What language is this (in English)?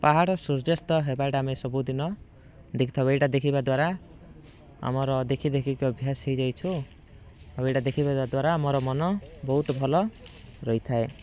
Odia